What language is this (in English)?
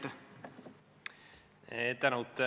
Estonian